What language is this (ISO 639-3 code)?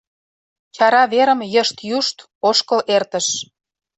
chm